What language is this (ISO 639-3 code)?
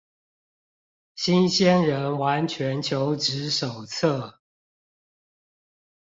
zho